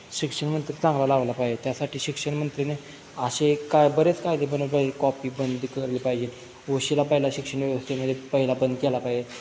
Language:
Marathi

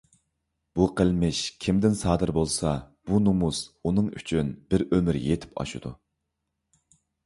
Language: Uyghur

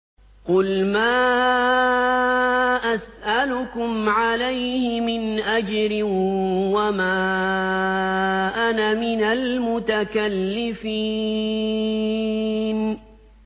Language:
Arabic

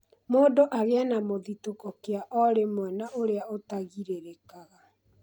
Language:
Kikuyu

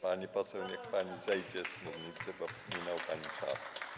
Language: Polish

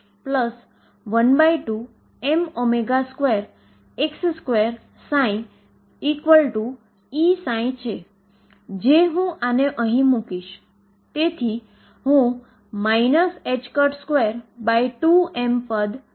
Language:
Gujarati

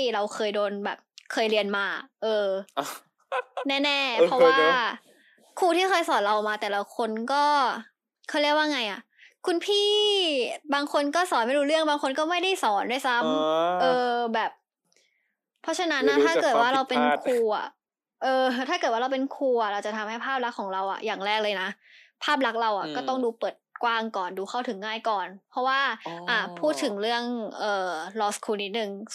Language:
Thai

